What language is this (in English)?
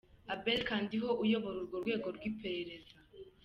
Kinyarwanda